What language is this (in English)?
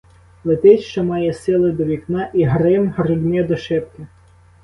Ukrainian